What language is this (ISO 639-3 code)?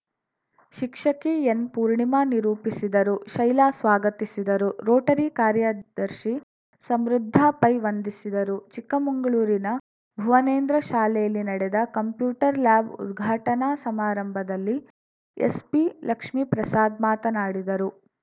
kan